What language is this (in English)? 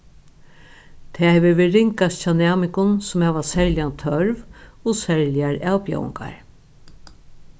Faroese